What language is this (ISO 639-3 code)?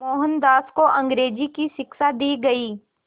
hin